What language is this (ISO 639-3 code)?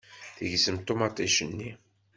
kab